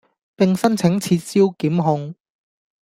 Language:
Cantonese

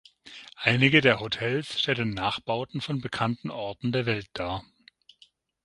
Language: German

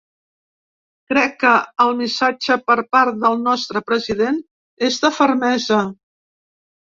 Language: Catalan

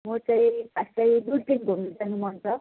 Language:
Nepali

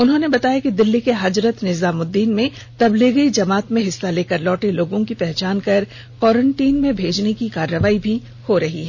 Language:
Hindi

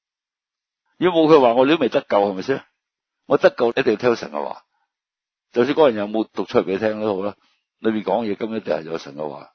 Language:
Chinese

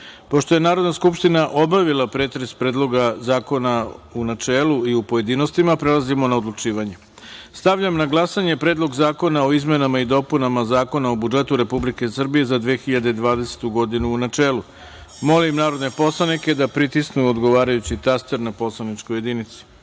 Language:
Serbian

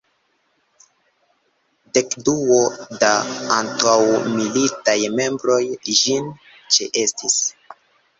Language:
Esperanto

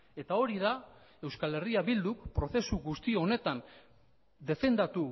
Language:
Basque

